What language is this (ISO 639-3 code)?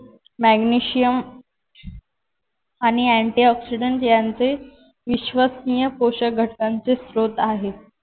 mar